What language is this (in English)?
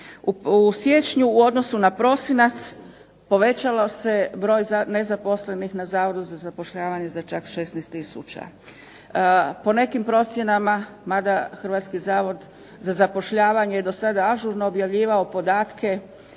Croatian